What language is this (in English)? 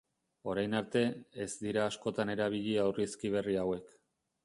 Basque